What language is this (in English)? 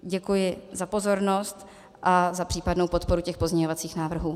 Czech